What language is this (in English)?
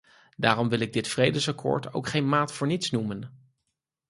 Dutch